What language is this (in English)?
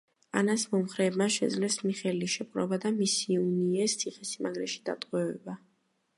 Georgian